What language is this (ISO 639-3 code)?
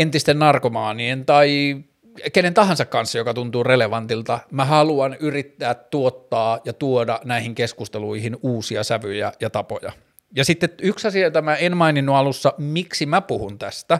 fin